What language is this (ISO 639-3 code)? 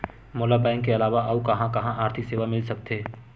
hne